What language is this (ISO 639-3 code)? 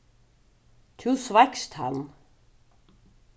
fao